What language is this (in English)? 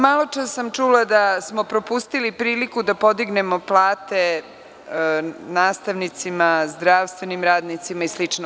Serbian